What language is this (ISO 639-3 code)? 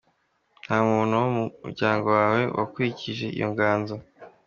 kin